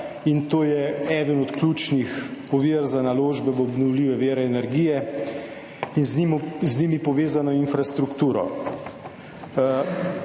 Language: Slovenian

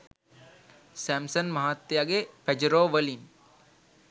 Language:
Sinhala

